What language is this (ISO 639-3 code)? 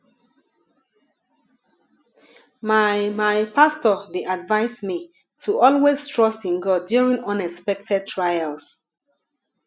pcm